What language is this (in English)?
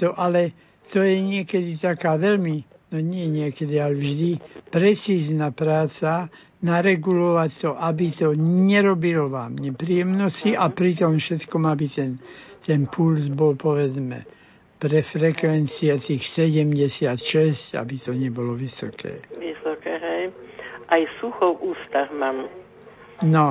Slovak